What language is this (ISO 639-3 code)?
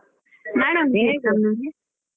kan